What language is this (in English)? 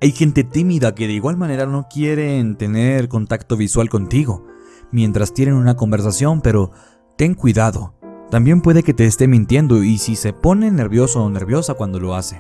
Spanish